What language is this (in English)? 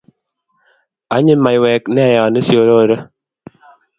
Kalenjin